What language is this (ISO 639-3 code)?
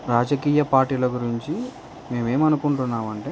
tel